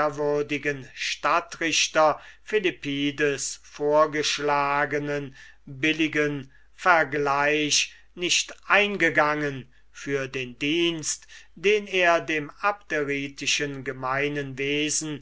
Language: German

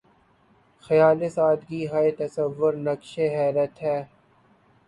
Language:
Urdu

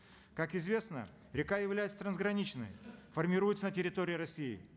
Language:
Kazakh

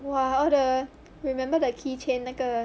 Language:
English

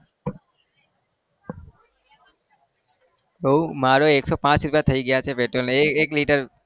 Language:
Gujarati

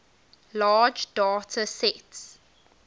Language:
English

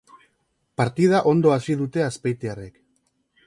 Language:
Basque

